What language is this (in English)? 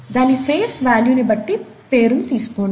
Telugu